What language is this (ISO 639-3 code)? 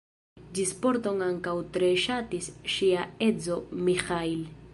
epo